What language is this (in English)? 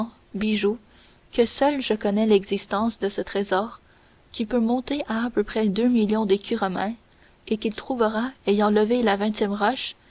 French